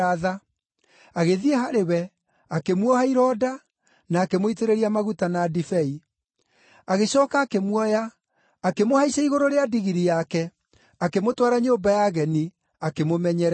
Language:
Kikuyu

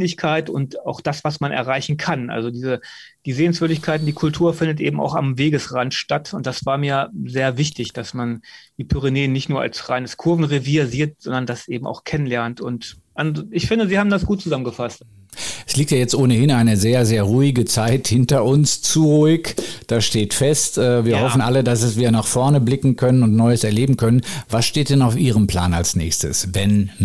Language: German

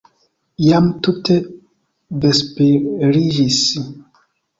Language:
Esperanto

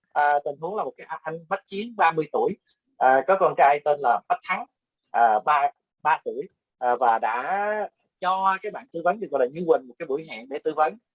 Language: Vietnamese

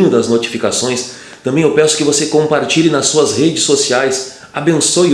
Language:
Portuguese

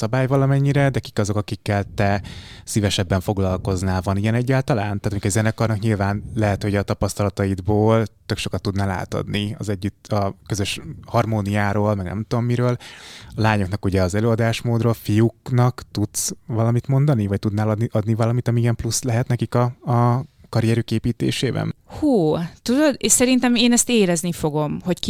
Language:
Hungarian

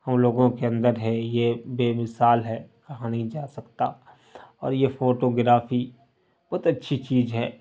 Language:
Urdu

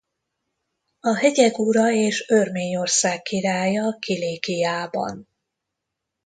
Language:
Hungarian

